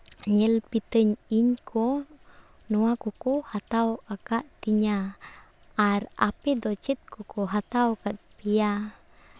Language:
Santali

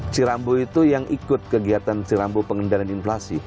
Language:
Indonesian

